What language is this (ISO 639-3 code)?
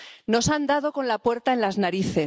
spa